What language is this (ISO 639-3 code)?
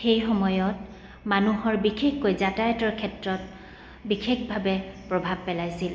asm